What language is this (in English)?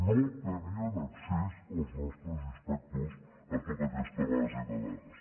Catalan